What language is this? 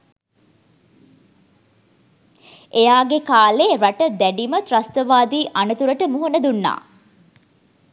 Sinhala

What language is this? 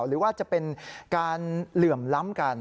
Thai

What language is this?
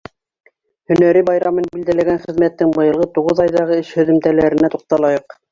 Bashkir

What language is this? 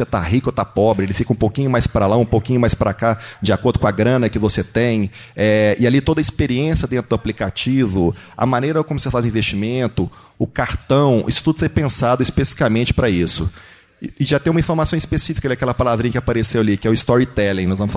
Portuguese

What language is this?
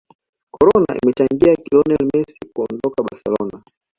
Swahili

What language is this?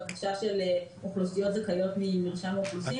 Hebrew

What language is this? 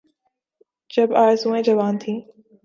Urdu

